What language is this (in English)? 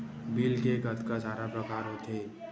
Chhattisgarhi